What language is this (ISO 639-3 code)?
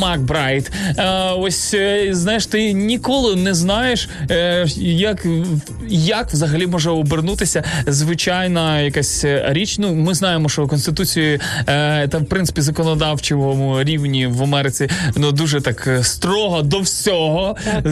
ukr